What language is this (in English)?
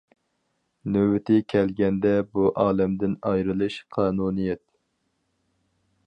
Uyghur